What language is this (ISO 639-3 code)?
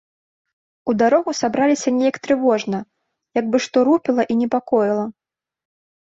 bel